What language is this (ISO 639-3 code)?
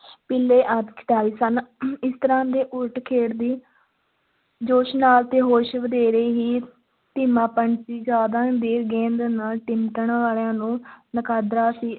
pan